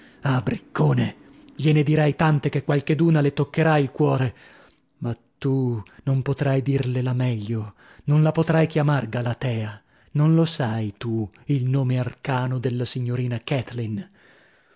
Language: Italian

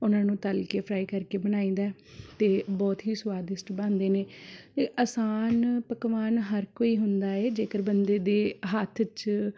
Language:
Punjabi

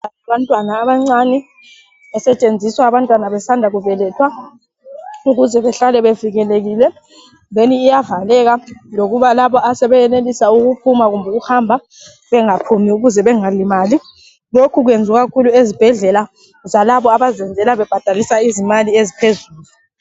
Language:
North Ndebele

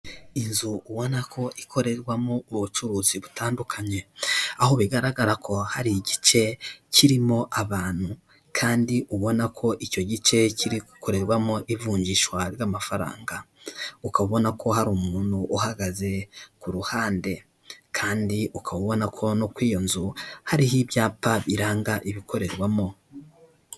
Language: Kinyarwanda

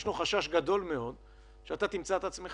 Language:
Hebrew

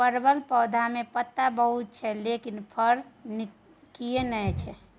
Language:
Maithili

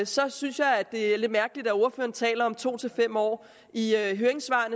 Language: Danish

